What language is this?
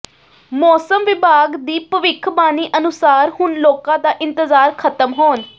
Punjabi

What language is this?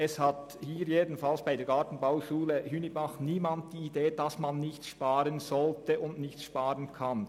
Swiss German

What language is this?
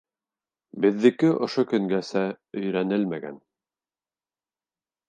Bashkir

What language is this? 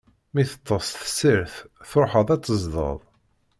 Kabyle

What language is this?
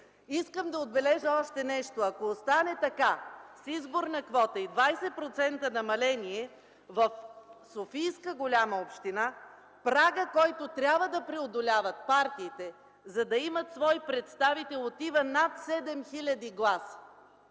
Bulgarian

